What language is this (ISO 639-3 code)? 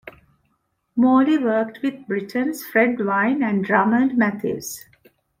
eng